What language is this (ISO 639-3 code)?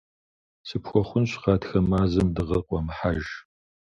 kbd